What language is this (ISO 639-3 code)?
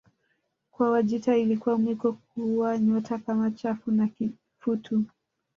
swa